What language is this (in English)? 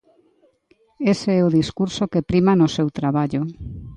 Galician